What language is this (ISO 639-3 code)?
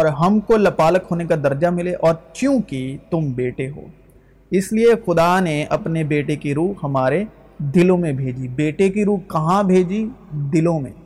urd